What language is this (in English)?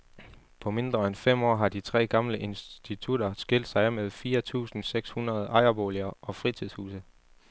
Danish